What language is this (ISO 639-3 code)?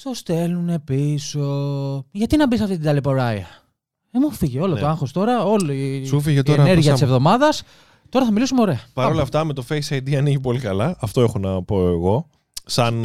ell